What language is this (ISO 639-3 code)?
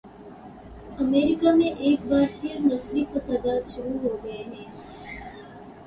urd